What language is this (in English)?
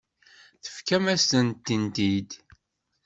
Kabyle